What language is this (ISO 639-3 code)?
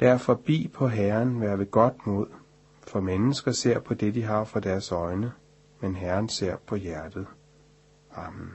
dan